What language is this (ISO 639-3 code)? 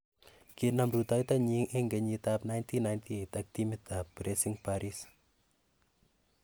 kln